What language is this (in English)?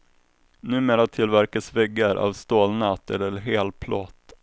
Swedish